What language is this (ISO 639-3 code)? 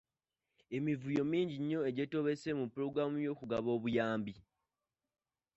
lug